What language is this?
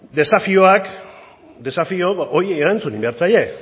Basque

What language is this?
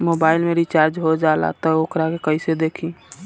Bhojpuri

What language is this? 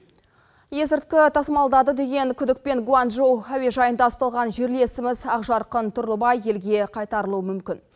Kazakh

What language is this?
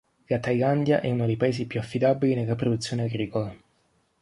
Italian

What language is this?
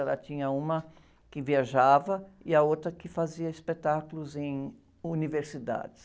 Portuguese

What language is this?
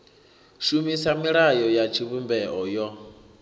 Venda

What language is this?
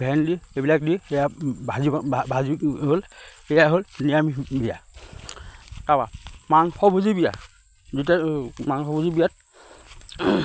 Assamese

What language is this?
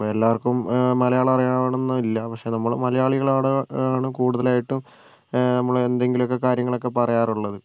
Malayalam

